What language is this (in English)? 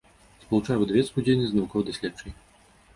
Belarusian